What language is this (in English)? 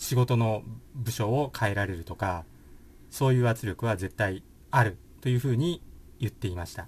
Japanese